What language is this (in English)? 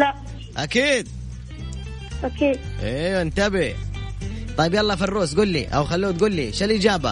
Arabic